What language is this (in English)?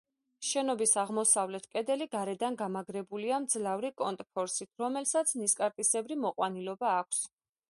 Georgian